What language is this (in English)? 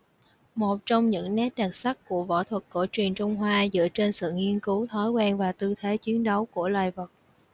Vietnamese